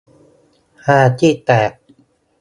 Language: Thai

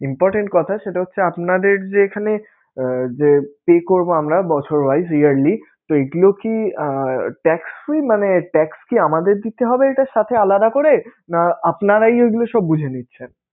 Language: Bangla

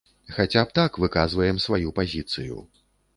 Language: Belarusian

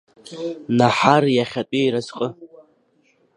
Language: Abkhazian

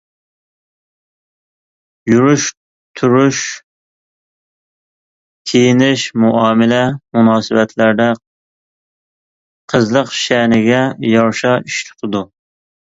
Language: Uyghur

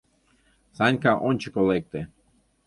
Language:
Mari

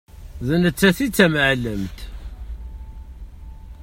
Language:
Kabyle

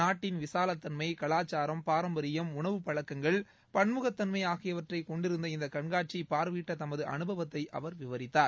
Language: Tamil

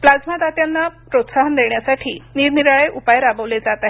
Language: Marathi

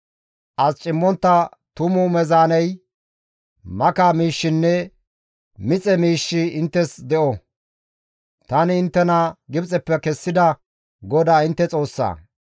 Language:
Gamo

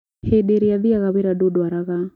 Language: Kikuyu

